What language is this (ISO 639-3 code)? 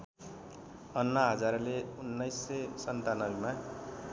nep